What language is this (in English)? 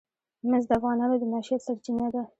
Pashto